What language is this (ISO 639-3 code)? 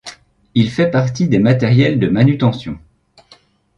fra